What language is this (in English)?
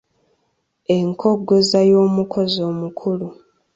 Ganda